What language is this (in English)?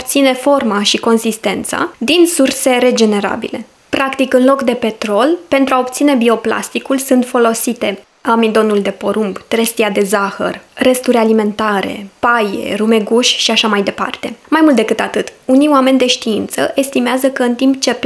Romanian